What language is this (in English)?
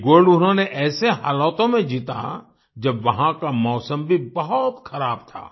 Hindi